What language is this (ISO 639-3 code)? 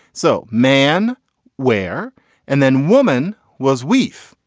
eng